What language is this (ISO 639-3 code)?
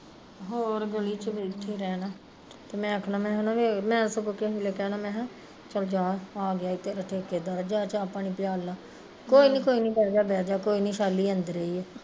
pan